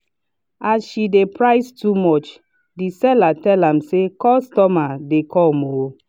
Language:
Nigerian Pidgin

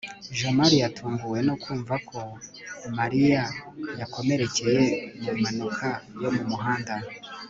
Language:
Kinyarwanda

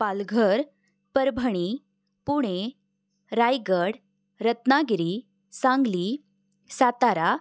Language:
Marathi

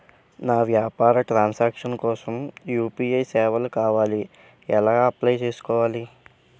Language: Telugu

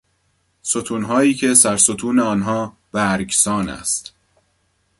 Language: Persian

